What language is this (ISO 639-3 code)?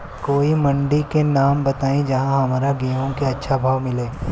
bho